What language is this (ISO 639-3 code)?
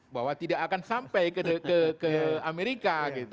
ind